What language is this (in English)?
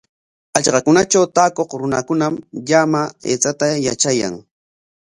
Corongo Ancash Quechua